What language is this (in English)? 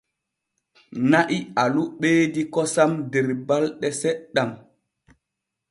Borgu Fulfulde